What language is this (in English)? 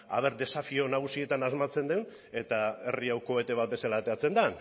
Basque